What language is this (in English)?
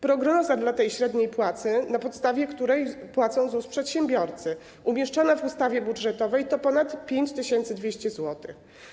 Polish